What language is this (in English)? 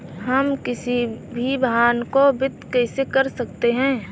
Hindi